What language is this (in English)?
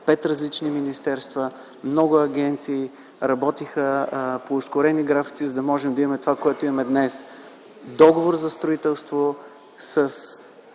Bulgarian